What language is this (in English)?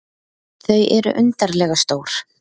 Icelandic